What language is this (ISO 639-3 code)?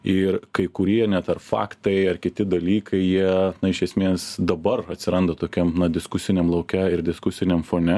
lit